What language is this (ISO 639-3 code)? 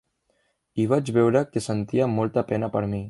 cat